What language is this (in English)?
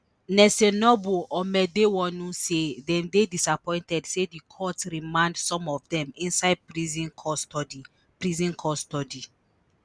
Nigerian Pidgin